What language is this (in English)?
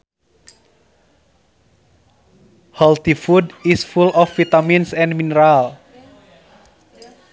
Sundanese